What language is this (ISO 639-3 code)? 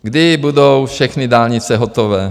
ces